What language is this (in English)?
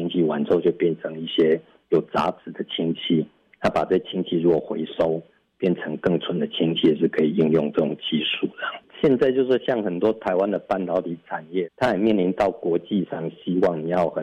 Chinese